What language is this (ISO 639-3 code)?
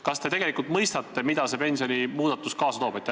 est